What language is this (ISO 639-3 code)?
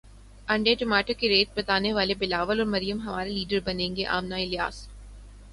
urd